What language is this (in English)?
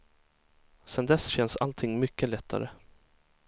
Swedish